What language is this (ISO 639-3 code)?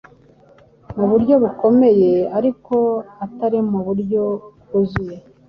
kin